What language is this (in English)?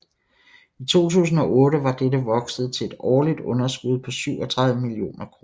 Danish